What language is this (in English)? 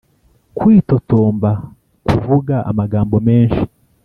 Kinyarwanda